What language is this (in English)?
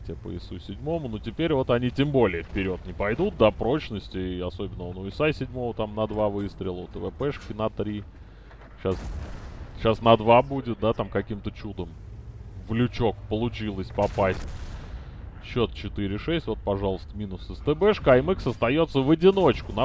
Russian